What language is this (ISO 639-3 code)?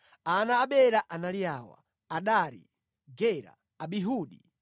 nya